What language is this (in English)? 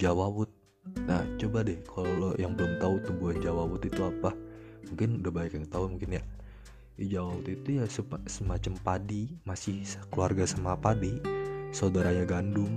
Indonesian